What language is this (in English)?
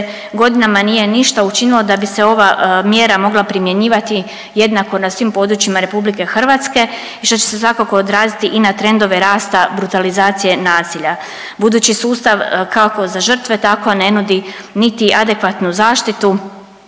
Croatian